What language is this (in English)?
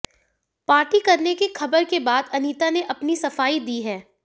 Hindi